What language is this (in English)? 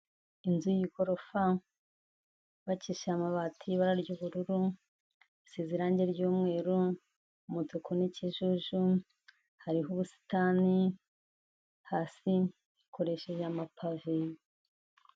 Kinyarwanda